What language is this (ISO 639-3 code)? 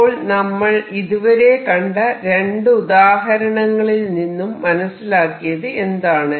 mal